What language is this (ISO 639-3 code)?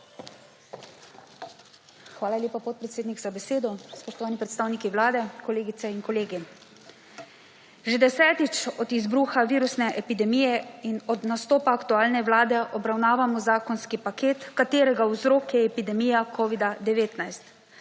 slv